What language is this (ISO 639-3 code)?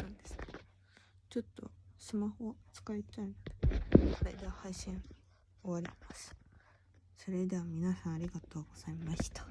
jpn